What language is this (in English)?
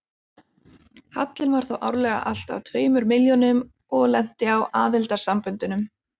Icelandic